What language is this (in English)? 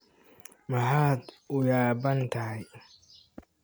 Somali